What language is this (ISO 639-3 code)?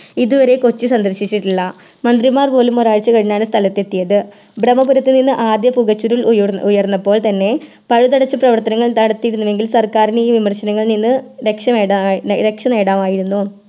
mal